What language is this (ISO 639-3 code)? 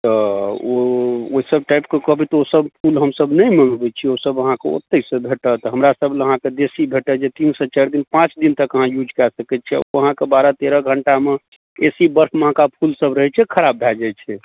mai